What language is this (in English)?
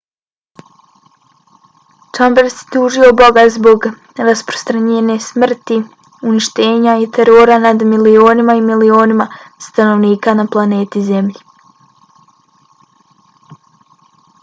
Bosnian